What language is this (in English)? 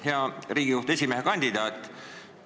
Estonian